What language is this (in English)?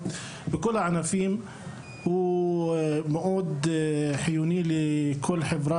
Hebrew